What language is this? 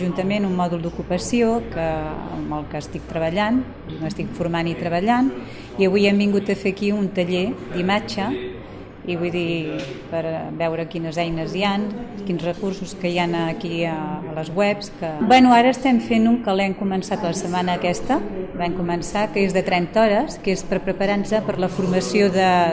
Catalan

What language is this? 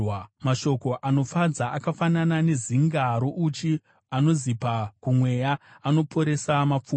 Shona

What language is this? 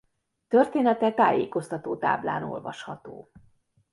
Hungarian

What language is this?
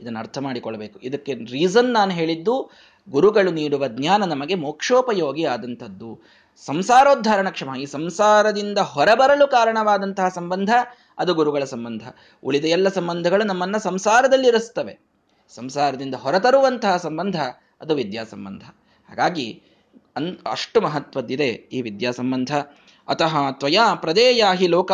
Kannada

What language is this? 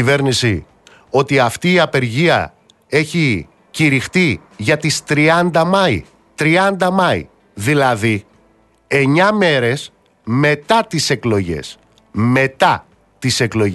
Greek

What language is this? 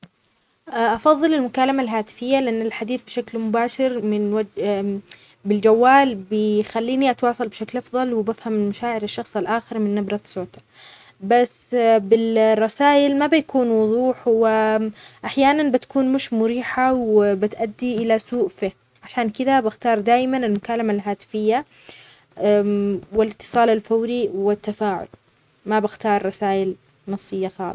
Omani Arabic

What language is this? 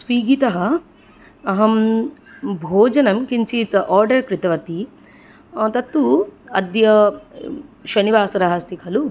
Sanskrit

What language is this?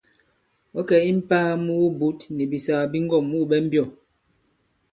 Bankon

